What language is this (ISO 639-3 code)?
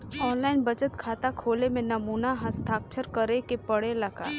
bho